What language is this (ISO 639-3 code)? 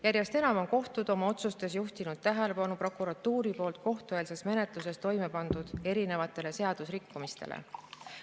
est